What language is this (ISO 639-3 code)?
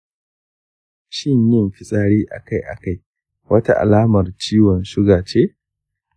hau